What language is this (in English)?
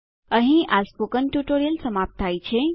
Gujarati